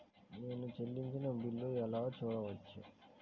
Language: Telugu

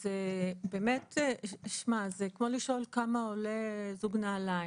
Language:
Hebrew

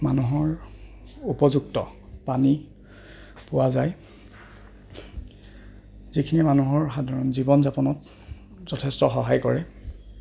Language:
Assamese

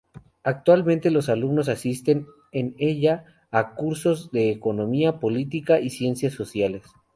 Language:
Spanish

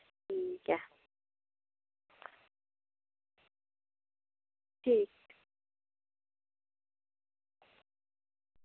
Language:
Dogri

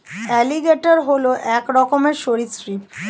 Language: Bangla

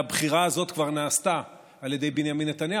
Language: Hebrew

